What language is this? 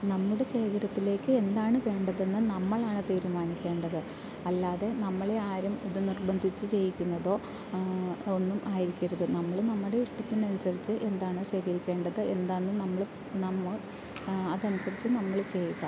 Malayalam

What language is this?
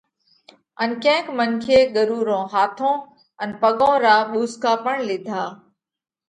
Parkari Koli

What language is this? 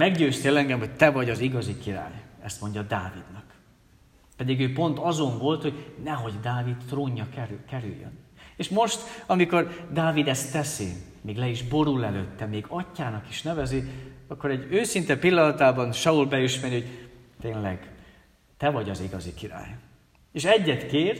Hungarian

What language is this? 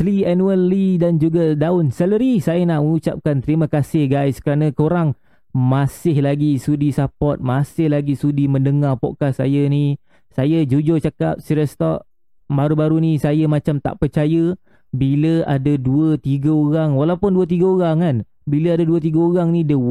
Malay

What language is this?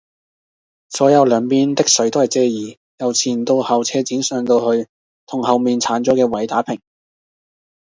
Cantonese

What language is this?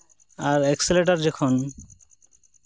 Santali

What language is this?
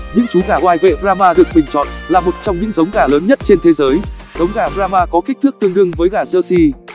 Vietnamese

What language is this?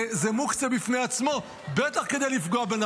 Hebrew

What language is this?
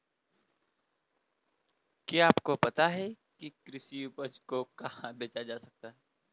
Hindi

